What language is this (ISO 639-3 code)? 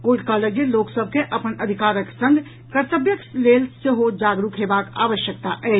mai